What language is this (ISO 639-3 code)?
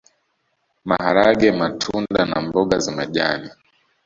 swa